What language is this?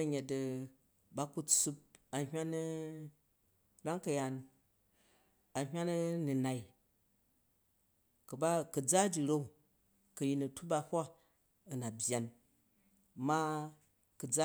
Jju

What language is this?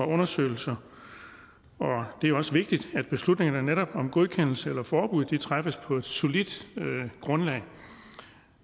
Danish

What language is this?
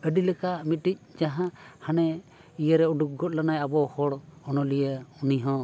Santali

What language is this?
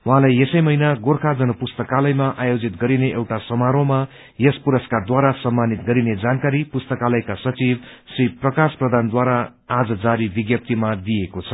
Nepali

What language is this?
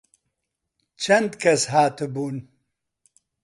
Central Kurdish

